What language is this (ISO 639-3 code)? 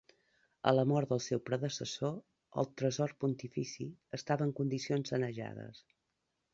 cat